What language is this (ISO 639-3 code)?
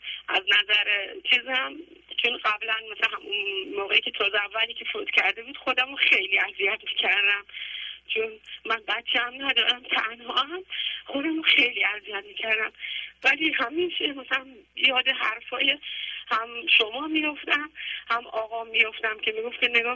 fas